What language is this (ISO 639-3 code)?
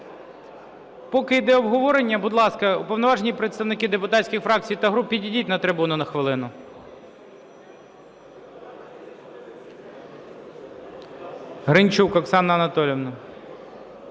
ukr